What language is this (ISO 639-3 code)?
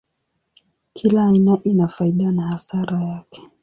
swa